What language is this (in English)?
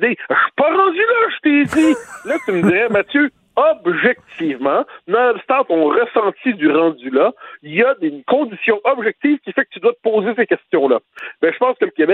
French